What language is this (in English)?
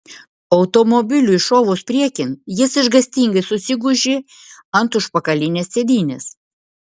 Lithuanian